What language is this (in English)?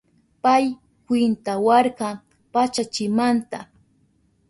Southern Pastaza Quechua